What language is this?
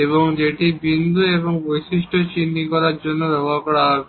Bangla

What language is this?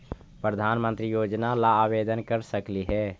Magahi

